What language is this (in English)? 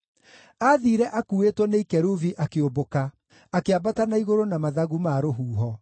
Kikuyu